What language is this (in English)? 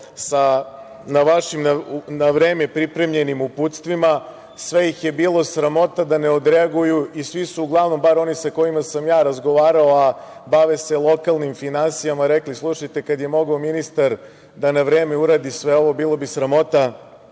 Serbian